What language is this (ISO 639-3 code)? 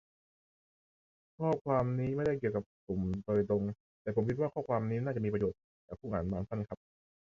tha